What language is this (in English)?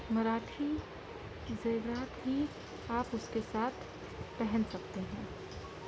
Urdu